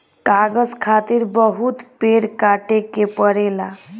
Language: Bhojpuri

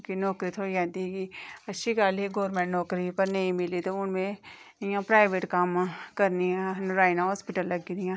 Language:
Dogri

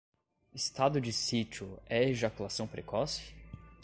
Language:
Portuguese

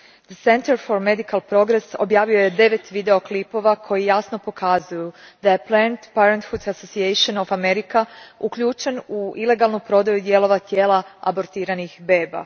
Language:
Croatian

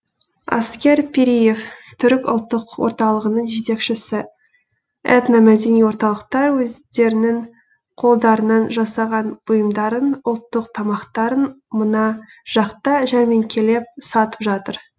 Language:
Kazakh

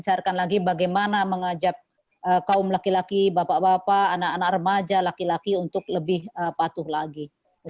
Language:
Indonesian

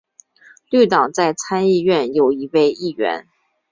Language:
Chinese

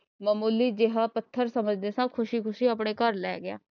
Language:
Punjabi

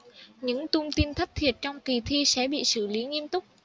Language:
Vietnamese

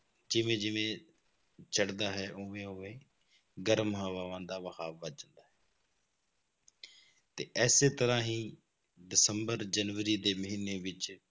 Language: Punjabi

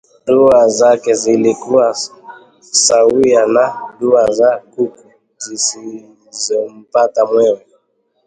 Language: Swahili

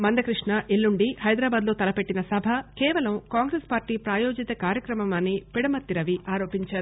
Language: Telugu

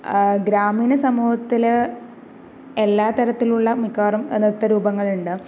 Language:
Malayalam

